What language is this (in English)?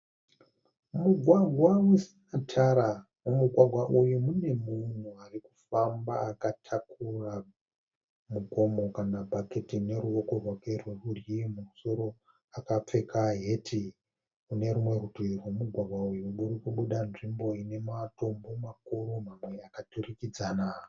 Shona